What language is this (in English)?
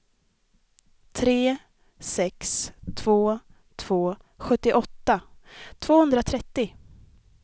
Swedish